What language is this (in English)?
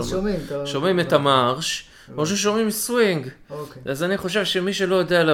Hebrew